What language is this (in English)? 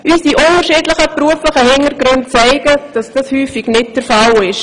Swiss German